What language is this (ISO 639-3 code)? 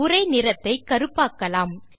tam